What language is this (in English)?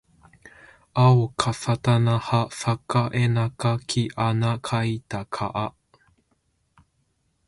Japanese